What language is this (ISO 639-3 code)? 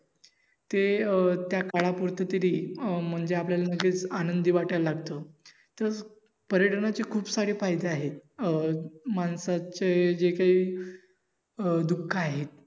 mar